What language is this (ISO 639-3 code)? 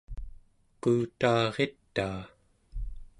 esu